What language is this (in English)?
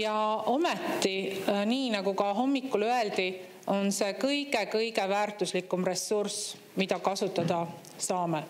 Finnish